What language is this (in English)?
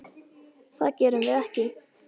Icelandic